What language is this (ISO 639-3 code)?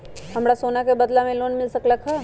mag